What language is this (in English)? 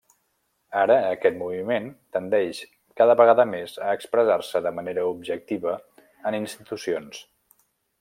Catalan